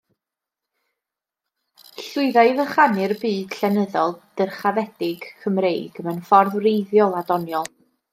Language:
Welsh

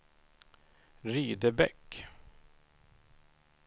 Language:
Swedish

